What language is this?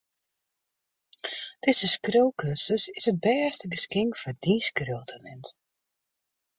Western Frisian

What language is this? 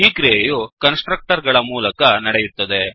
Kannada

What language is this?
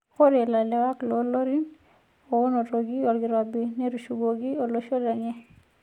Masai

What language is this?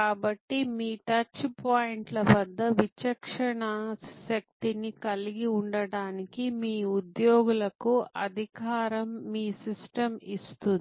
Telugu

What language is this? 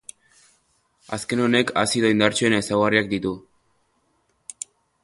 Basque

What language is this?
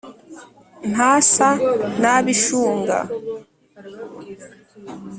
Kinyarwanda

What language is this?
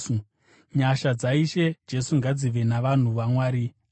Shona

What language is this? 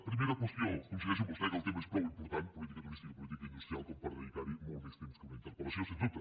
Catalan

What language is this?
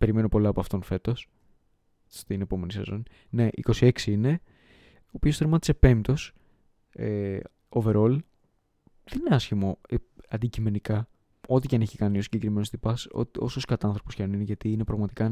Greek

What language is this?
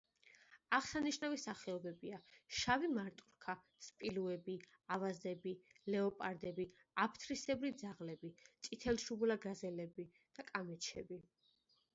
Georgian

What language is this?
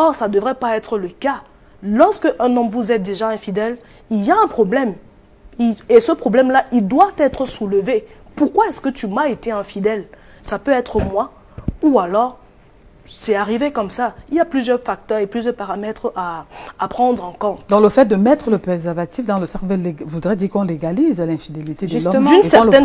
French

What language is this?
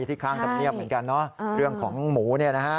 Thai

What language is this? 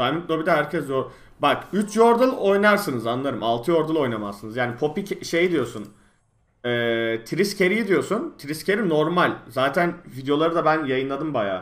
Turkish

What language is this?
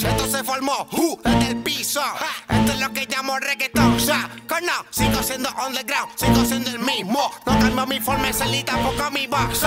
Spanish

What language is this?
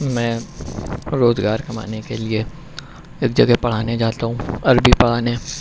Urdu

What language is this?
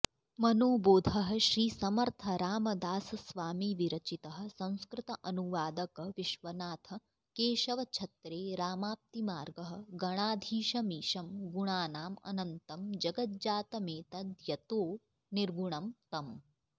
Sanskrit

